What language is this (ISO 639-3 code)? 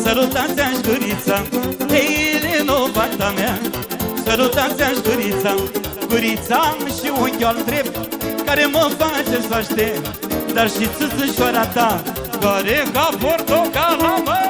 ron